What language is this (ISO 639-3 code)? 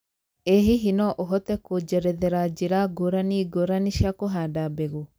kik